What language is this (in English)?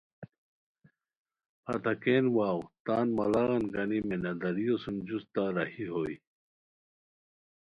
Khowar